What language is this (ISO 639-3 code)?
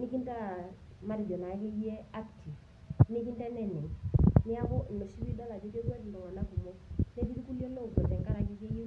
mas